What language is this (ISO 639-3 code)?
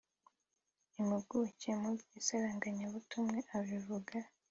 kin